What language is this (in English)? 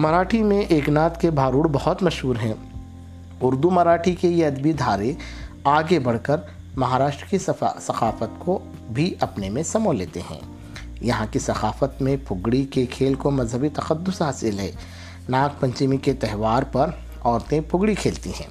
Urdu